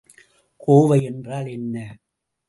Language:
Tamil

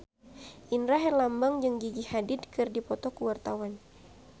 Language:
Sundanese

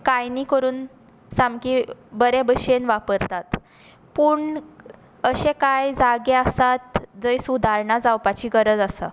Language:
Konkani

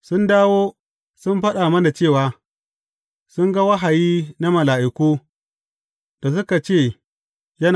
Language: Hausa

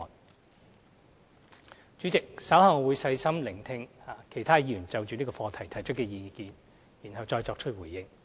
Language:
Cantonese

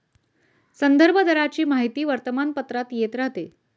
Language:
Marathi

